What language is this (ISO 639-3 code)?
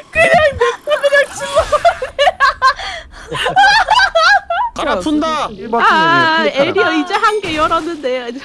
kor